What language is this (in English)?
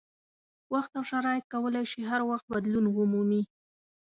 Pashto